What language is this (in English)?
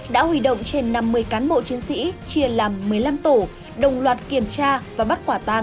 Vietnamese